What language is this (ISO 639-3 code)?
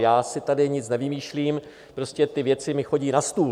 ces